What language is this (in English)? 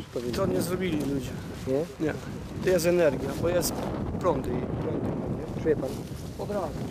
Polish